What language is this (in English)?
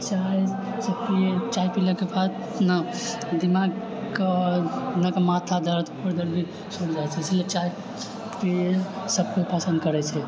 Maithili